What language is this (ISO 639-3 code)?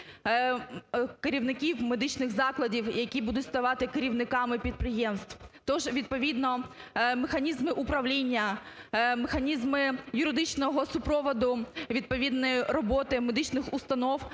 ukr